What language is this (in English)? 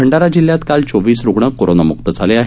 Marathi